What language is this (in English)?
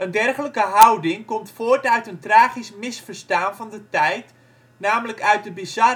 Dutch